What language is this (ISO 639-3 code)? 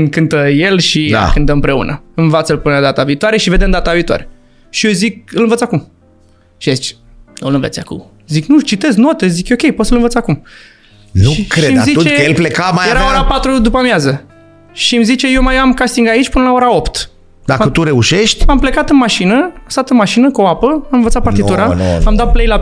ron